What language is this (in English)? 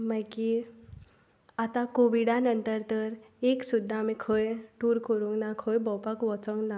Konkani